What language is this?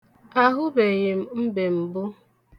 Igbo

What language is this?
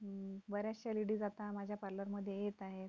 Marathi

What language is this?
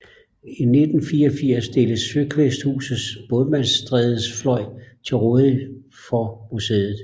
Danish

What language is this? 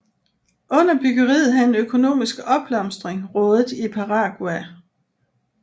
Danish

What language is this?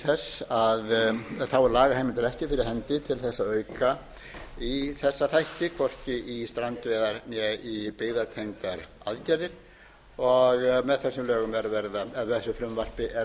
Icelandic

